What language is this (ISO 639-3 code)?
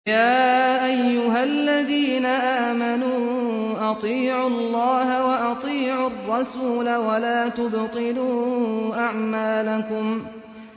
ara